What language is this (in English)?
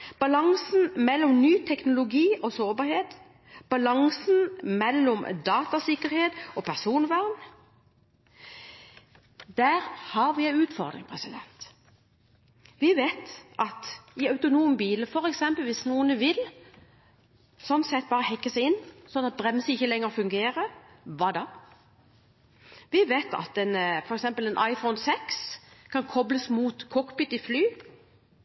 Norwegian Bokmål